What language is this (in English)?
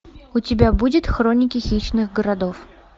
Russian